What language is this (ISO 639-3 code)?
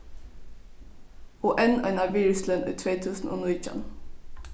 fao